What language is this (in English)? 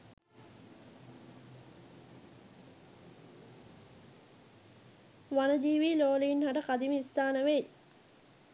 Sinhala